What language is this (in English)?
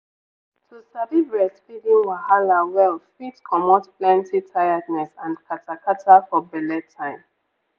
Nigerian Pidgin